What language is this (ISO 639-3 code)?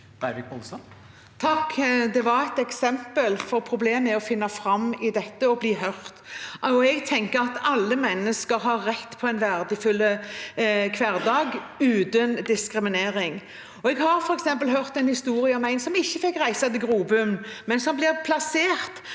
nor